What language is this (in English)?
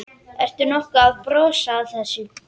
Icelandic